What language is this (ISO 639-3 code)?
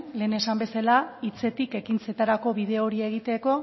eus